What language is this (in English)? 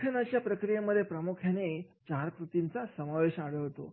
Marathi